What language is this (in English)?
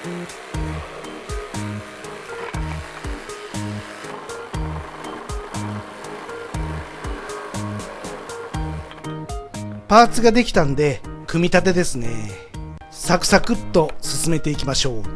Japanese